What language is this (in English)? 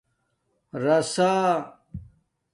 Domaaki